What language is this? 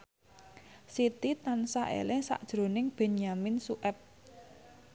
Javanese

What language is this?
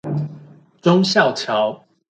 Chinese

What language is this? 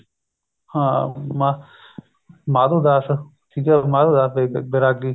Punjabi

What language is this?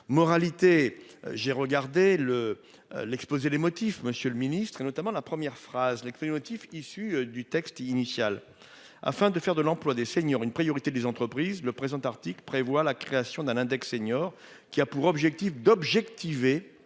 French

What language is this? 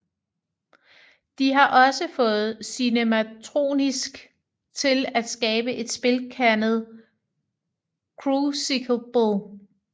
Danish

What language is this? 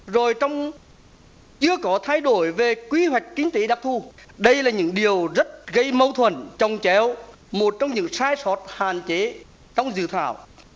Vietnamese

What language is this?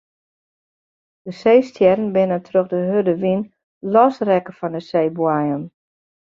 Western Frisian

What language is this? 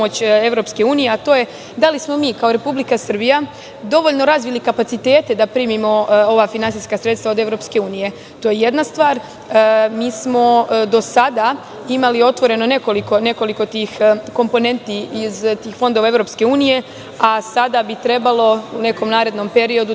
Serbian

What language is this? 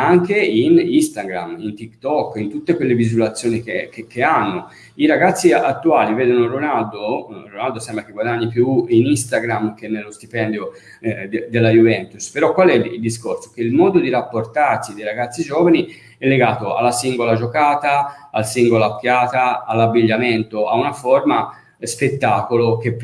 Italian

